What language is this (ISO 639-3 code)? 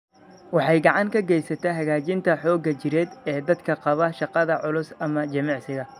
som